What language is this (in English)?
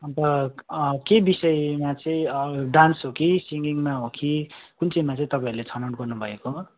Nepali